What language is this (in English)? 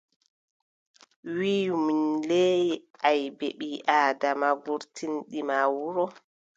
Adamawa Fulfulde